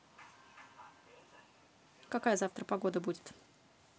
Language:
Russian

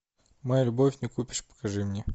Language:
Russian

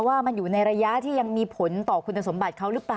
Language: Thai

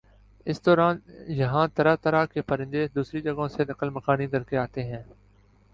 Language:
Urdu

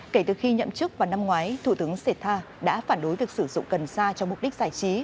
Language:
Vietnamese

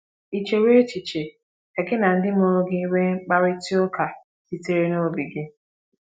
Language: Igbo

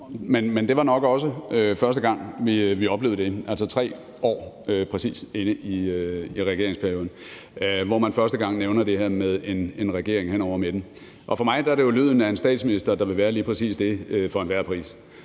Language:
Danish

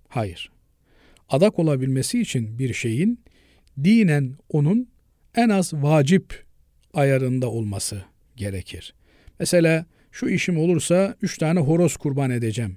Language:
Turkish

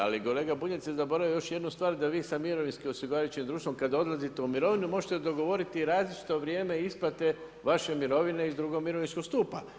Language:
Croatian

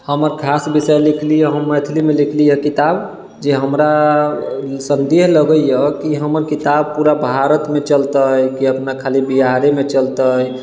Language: Maithili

